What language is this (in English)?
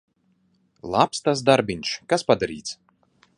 Latvian